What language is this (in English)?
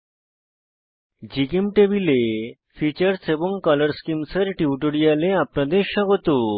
Bangla